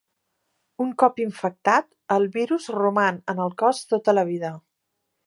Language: Catalan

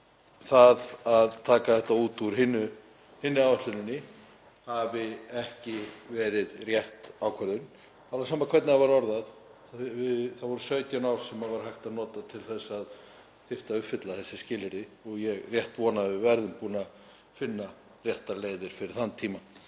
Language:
Icelandic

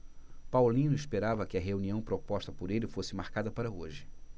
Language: Portuguese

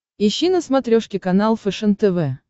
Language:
Russian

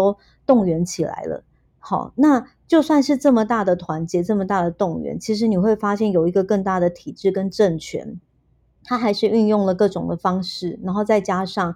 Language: Chinese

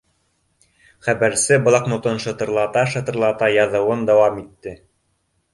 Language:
Bashkir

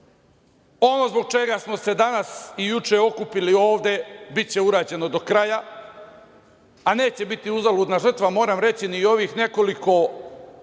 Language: Serbian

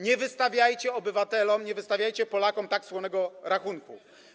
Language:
Polish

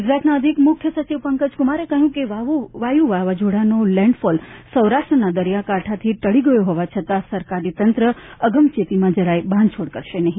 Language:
Gujarati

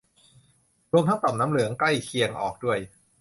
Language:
Thai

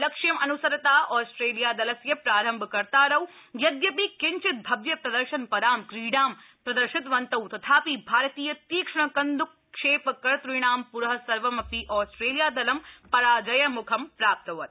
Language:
Sanskrit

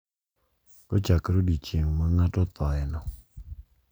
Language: Luo (Kenya and Tanzania)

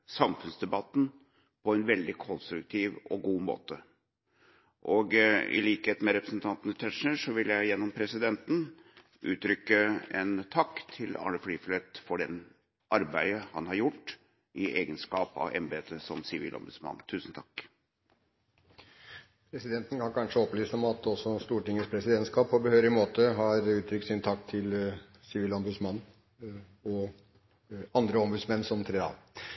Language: Norwegian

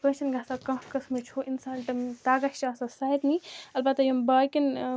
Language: Kashmiri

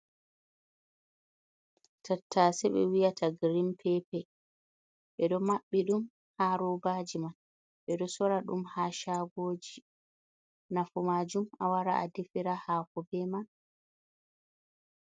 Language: Fula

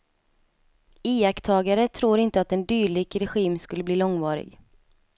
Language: Swedish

